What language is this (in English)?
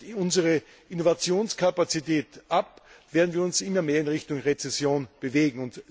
German